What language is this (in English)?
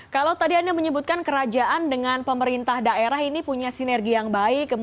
Indonesian